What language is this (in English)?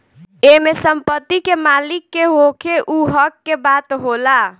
Bhojpuri